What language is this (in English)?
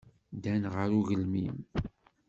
Kabyle